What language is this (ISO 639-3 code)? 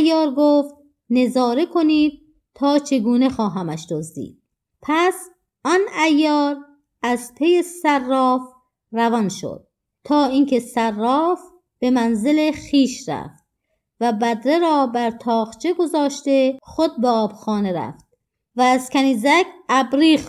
fas